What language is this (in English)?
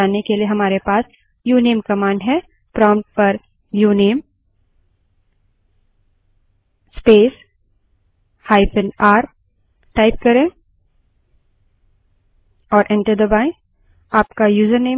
Hindi